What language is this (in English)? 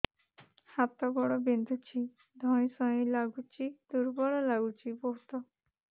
Odia